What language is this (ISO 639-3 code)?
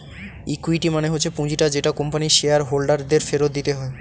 ben